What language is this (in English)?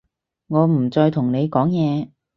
Cantonese